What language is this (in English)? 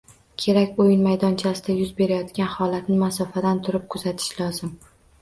Uzbek